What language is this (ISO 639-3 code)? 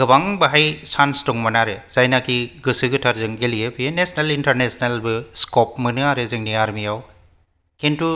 brx